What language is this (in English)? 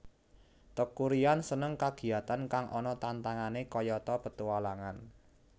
Javanese